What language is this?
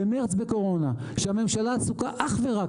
Hebrew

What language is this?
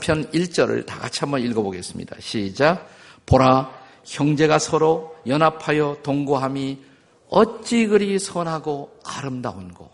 Korean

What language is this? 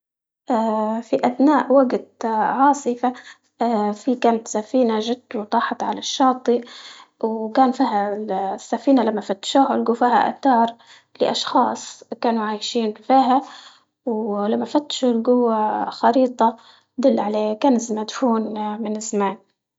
Libyan Arabic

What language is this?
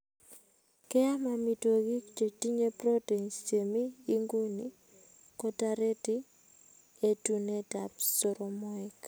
Kalenjin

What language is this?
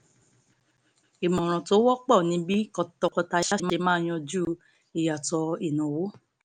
Yoruba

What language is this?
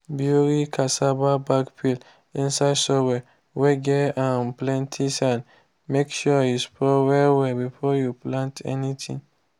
Nigerian Pidgin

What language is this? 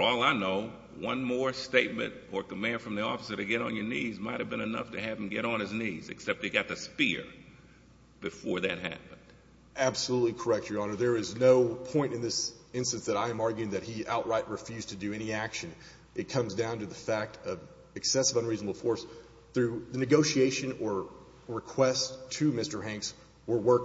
English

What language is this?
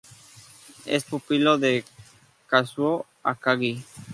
Spanish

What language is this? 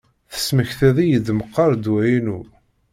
Kabyle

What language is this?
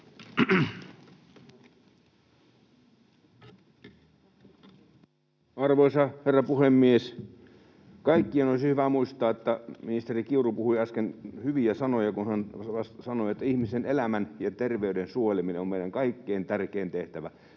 Finnish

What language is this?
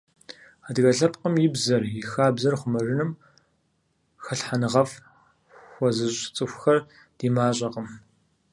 Kabardian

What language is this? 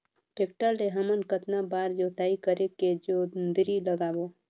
Chhattisgarhi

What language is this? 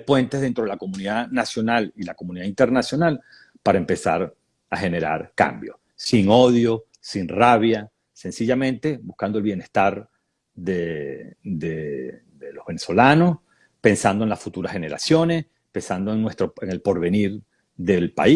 Spanish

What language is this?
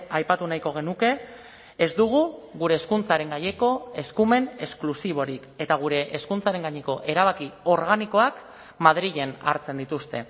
Basque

